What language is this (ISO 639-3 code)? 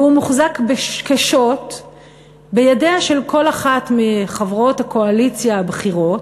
heb